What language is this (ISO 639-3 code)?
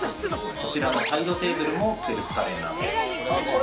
jpn